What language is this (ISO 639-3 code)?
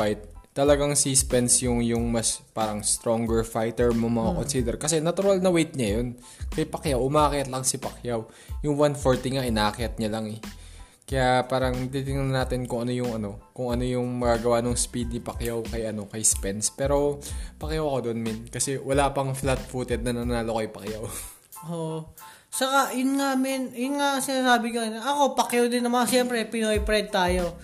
fil